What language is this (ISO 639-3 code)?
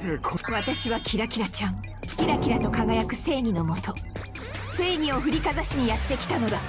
jpn